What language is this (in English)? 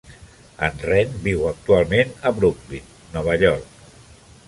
Catalan